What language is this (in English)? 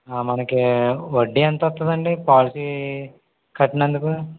Telugu